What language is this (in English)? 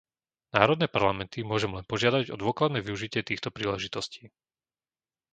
Slovak